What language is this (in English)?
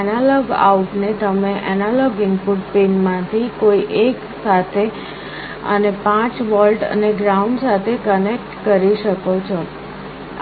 Gujarati